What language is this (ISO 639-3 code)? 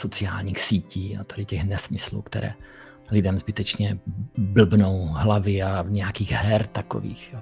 ces